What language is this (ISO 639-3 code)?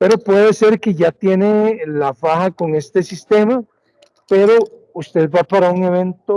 spa